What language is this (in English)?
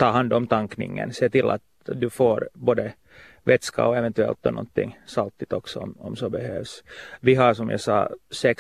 Swedish